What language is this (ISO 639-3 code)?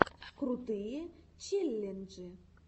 rus